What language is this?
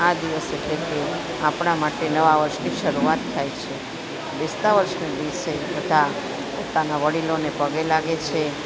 Gujarati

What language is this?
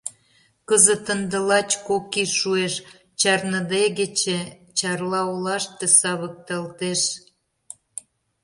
Mari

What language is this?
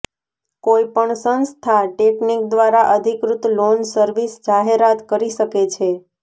Gujarati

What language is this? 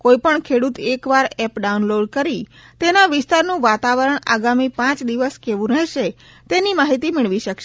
Gujarati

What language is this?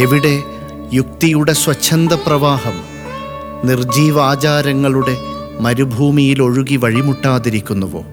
Malayalam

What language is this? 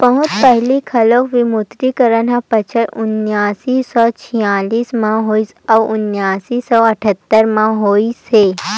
Chhattisgarhi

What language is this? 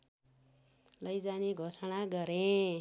Nepali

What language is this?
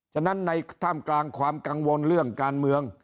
Thai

